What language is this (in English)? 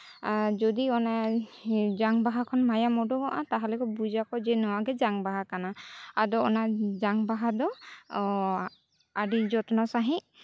Santali